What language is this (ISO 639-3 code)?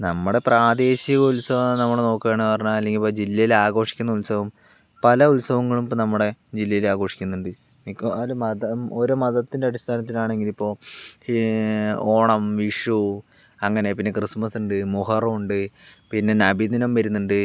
mal